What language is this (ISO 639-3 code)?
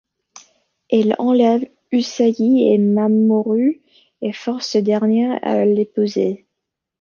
fra